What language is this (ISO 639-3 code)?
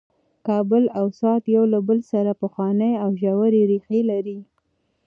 pus